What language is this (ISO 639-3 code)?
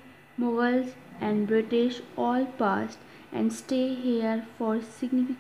hin